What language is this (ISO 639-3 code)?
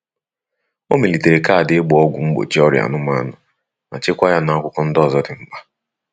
ibo